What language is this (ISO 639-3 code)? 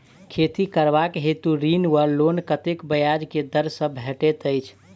mai